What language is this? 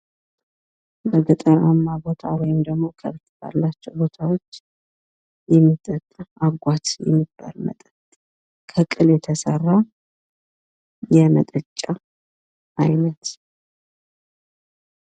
Amharic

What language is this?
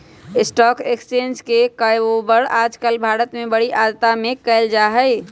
Magahi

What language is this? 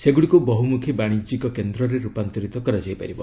Odia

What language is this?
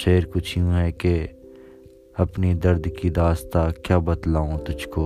Urdu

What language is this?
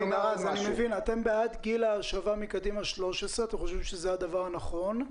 Hebrew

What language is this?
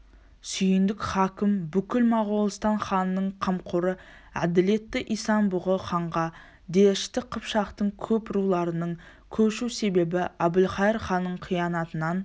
Kazakh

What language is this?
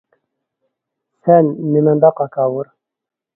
Uyghur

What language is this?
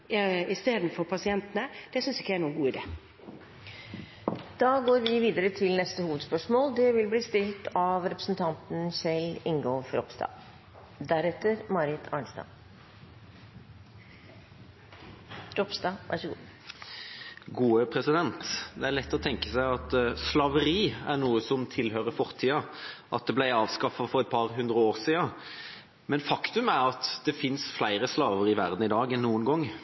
Norwegian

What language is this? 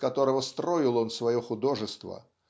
Russian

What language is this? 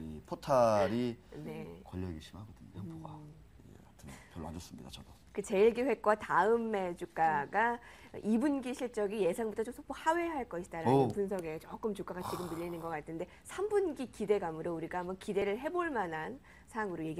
Korean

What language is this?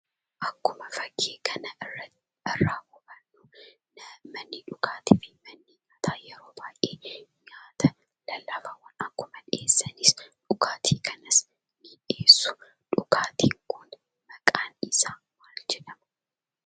Oromo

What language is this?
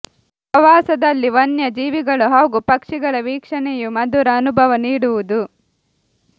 Kannada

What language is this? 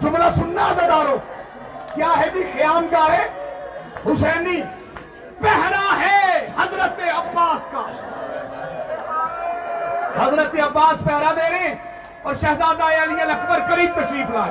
Urdu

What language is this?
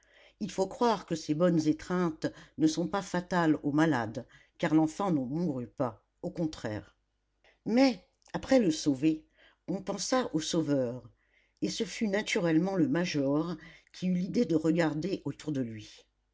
French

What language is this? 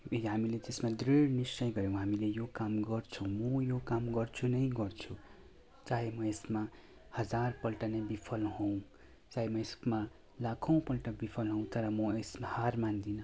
Nepali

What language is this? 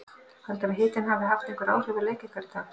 Icelandic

